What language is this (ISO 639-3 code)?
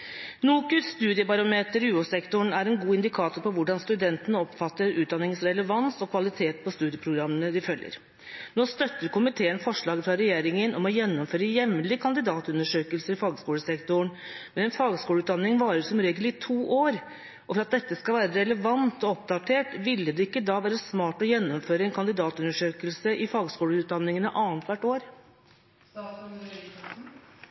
nob